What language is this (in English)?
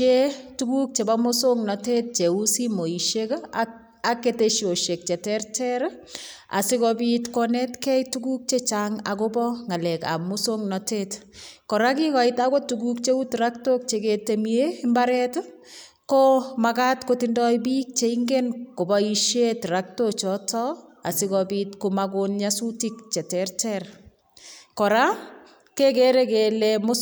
Kalenjin